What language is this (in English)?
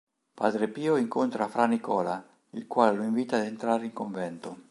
Italian